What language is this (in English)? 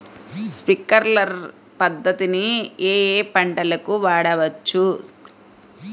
Telugu